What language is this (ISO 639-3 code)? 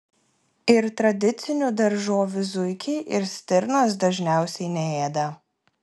lit